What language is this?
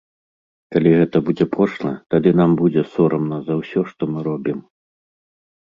Belarusian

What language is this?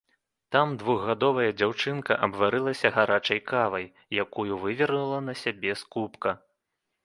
Belarusian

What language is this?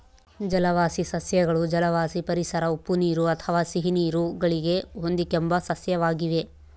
Kannada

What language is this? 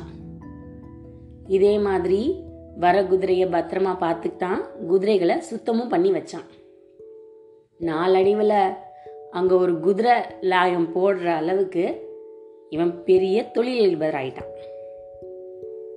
Tamil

